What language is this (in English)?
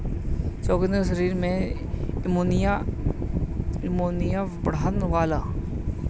Bhojpuri